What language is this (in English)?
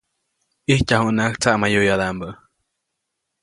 Copainalá Zoque